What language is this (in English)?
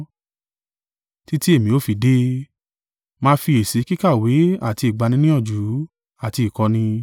Yoruba